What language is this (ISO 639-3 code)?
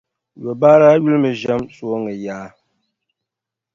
dag